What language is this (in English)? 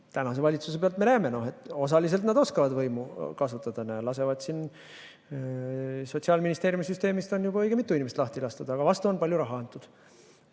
Estonian